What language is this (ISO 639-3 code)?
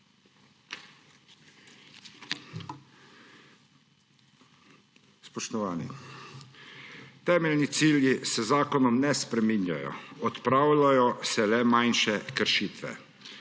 slv